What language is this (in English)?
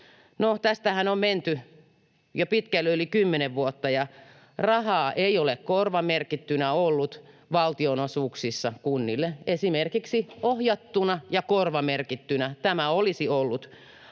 Finnish